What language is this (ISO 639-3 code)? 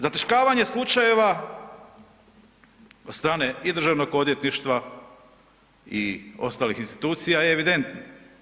hrv